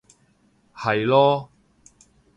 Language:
Cantonese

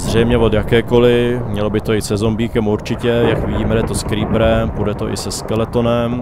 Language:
Czech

